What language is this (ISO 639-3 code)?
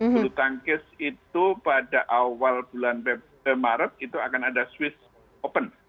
ind